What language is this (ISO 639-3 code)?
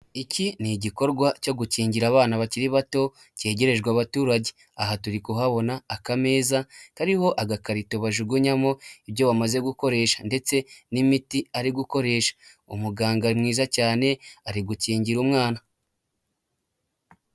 kin